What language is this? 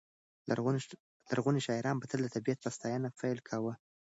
Pashto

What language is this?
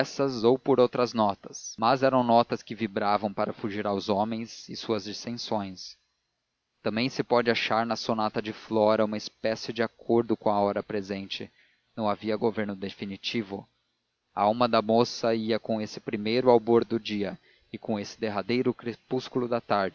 Portuguese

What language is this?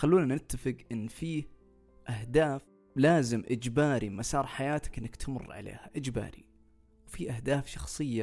Arabic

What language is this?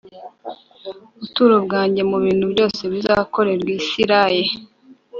Kinyarwanda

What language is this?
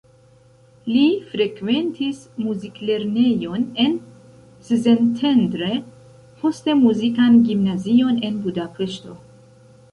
Esperanto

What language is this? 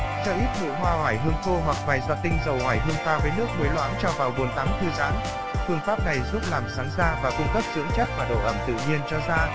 Vietnamese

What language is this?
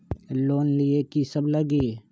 Magahi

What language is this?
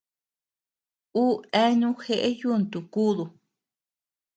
Tepeuxila Cuicatec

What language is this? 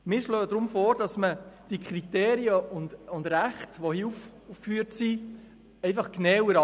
Swiss German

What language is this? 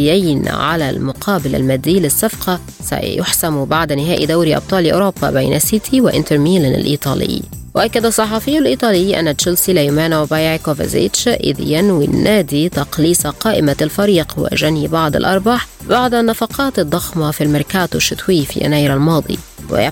Arabic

